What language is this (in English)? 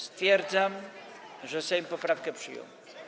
Polish